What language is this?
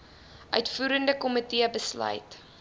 Afrikaans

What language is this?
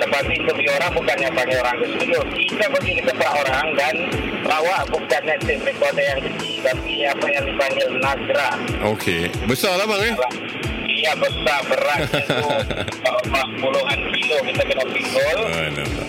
Malay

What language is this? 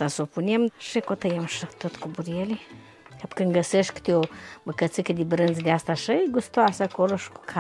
Romanian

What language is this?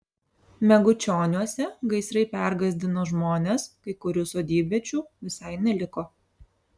Lithuanian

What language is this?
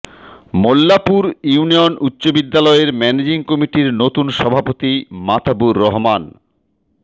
Bangla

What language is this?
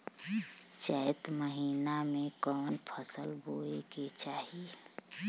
Bhojpuri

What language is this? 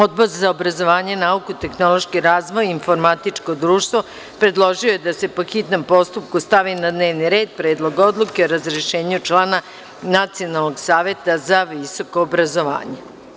Serbian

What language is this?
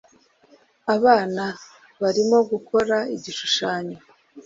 Kinyarwanda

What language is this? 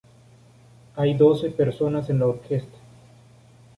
Spanish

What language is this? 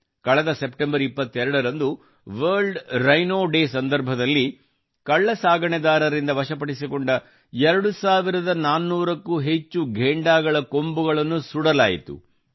Kannada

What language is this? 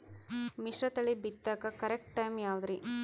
Kannada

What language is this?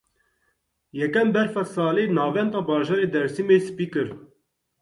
Kurdish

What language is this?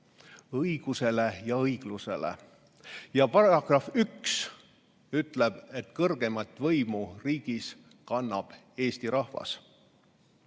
Estonian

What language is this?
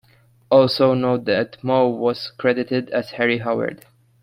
English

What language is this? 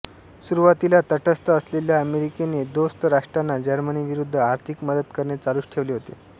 Marathi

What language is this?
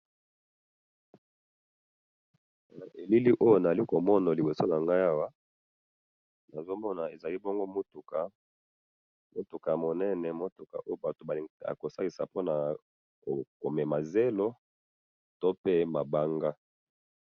Lingala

